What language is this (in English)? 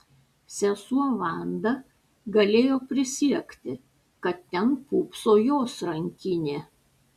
Lithuanian